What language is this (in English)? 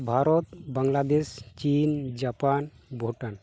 Santali